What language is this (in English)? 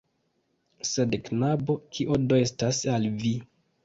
Esperanto